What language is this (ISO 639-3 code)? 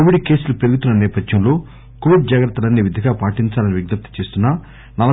tel